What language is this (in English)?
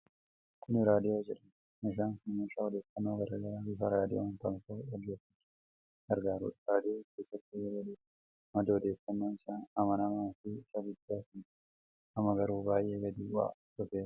Oromo